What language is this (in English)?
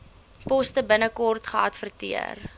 Afrikaans